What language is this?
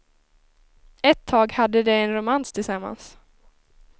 Swedish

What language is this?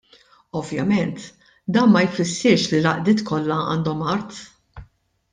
Maltese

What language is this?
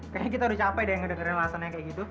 Indonesian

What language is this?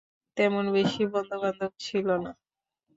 Bangla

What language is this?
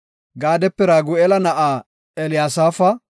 Gofa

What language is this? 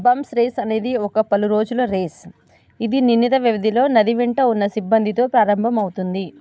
Telugu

